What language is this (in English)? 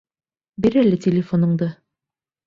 Bashkir